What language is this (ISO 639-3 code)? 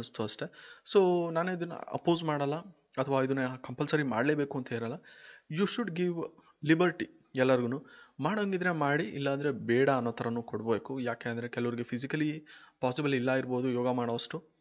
ind